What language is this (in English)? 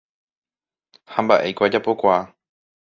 Guarani